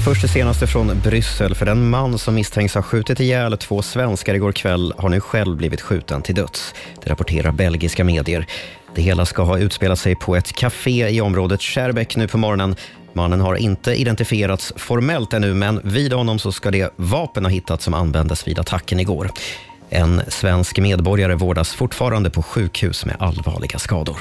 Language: Swedish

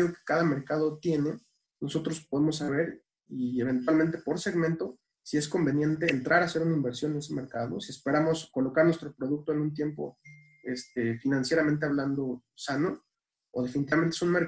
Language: Spanish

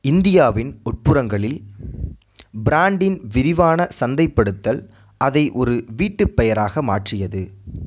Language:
Tamil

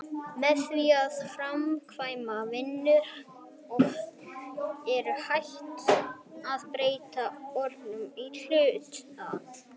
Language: Icelandic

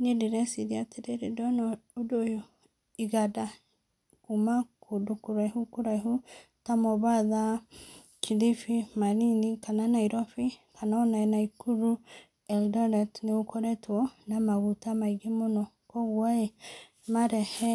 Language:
Kikuyu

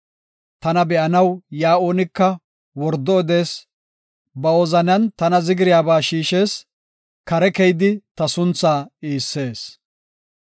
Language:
Gofa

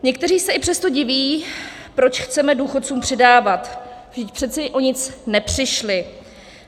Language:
Czech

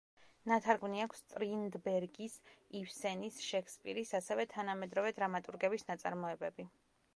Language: Georgian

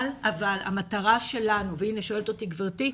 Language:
Hebrew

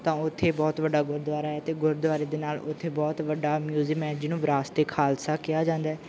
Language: Punjabi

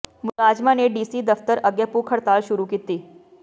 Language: Punjabi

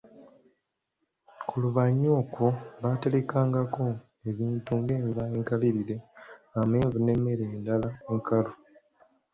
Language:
Ganda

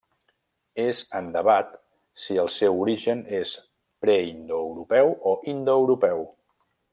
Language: Catalan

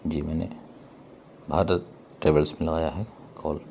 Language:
Urdu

